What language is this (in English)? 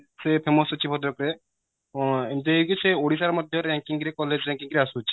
Odia